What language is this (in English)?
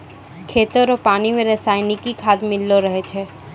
Maithili